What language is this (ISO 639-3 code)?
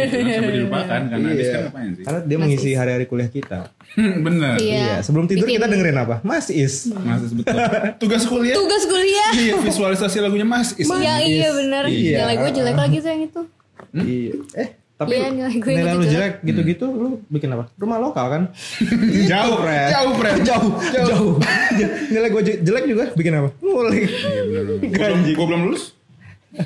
ind